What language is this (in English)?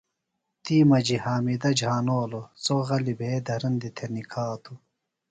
Phalura